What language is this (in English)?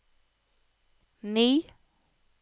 Norwegian